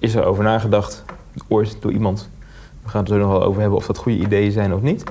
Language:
Dutch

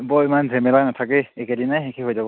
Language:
Assamese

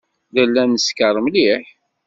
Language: Kabyle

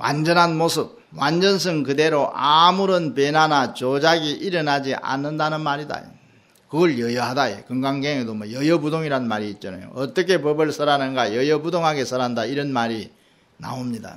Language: Korean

